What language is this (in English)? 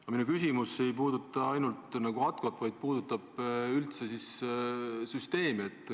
Estonian